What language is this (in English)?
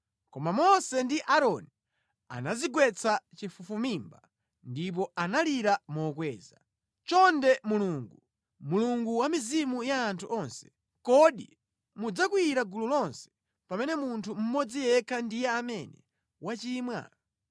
Nyanja